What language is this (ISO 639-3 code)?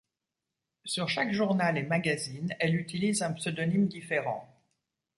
fra